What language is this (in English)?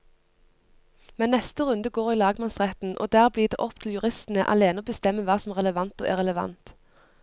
Norwegian